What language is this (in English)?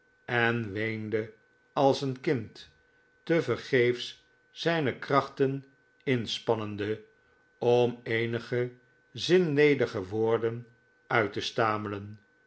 Dutch